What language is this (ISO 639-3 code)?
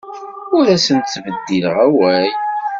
kab